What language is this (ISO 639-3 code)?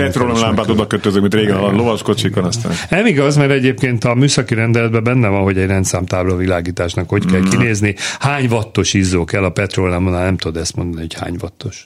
hun